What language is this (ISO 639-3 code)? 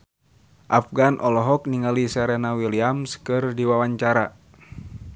sun